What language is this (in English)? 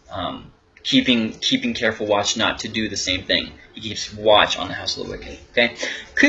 English